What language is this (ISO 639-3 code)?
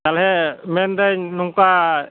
sat